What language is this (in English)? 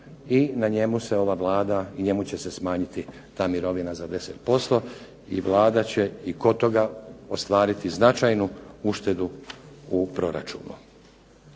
Croatian